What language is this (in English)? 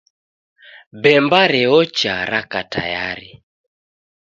Taita